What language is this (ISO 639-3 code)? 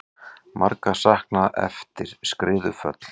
isl